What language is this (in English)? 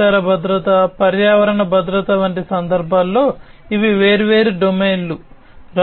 Telugu